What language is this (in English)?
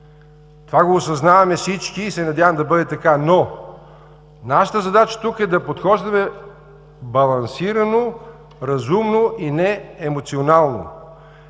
Bulgarian